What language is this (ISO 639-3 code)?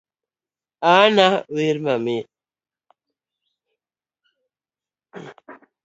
luo